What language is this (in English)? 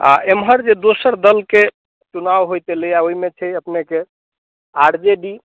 Maithili